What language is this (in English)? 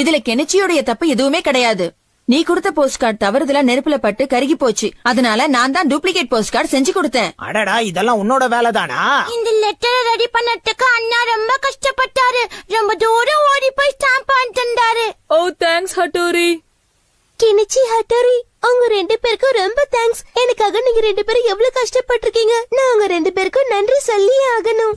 Tamil